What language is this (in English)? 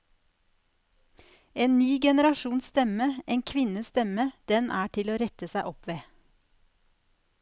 Norwegian